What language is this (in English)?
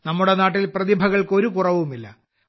Malayalam